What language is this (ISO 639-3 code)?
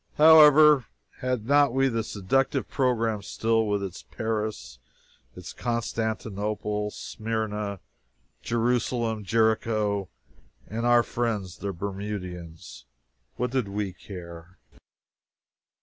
eng